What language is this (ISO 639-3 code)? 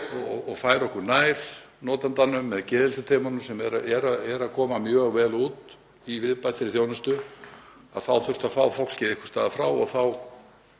isl